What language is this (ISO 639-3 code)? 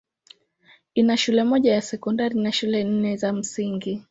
swa